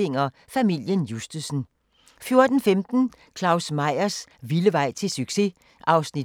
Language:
Danish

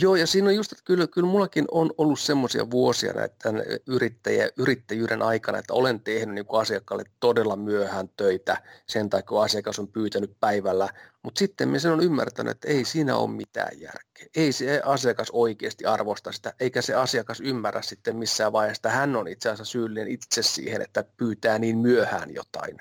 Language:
Finnish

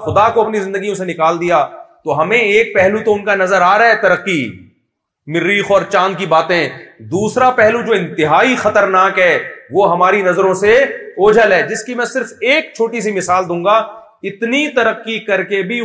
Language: Urdu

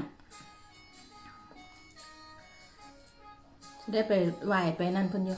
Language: Thai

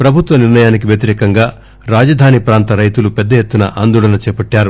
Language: Telugu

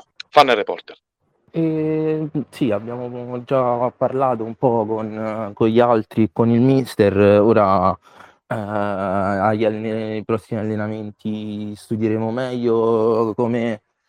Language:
Italian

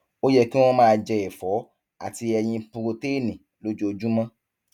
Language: Yoruba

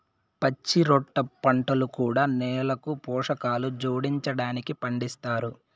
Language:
Telugu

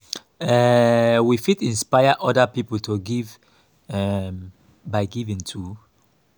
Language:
Nigerian Pidgin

